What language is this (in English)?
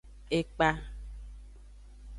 Aja (Benin)